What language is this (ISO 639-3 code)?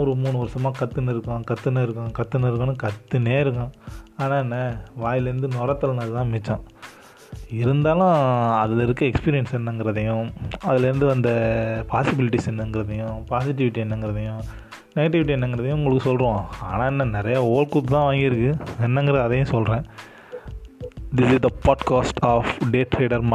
tam